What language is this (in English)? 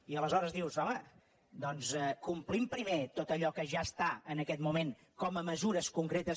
Catalan